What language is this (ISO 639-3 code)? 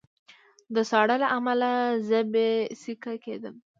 pus